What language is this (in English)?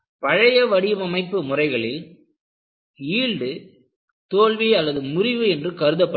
Tamil